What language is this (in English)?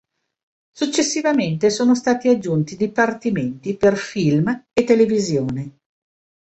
Italian